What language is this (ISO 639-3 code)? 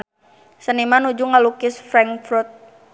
sun